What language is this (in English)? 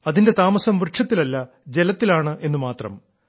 Malayalam